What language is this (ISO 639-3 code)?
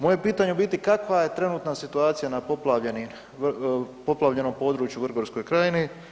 hrv